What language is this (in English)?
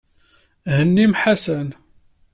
Kabyle